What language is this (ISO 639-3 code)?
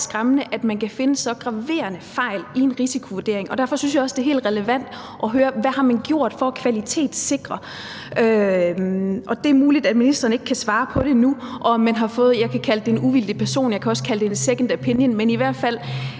dan